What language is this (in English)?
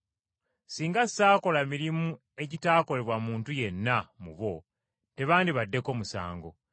Ganda